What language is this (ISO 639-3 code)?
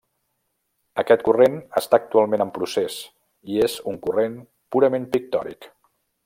cat